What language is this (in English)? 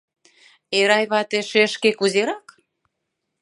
Mari